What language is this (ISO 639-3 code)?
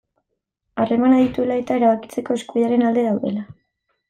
eus